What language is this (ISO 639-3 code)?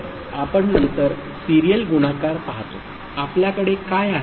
mar